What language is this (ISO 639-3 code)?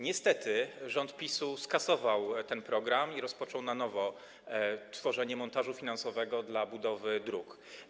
pol